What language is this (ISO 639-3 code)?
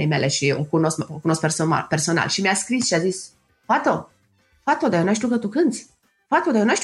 ron